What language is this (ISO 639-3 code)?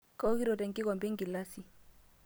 mas